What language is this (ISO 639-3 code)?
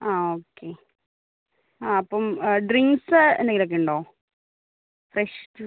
mal